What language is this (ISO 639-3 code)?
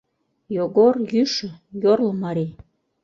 chm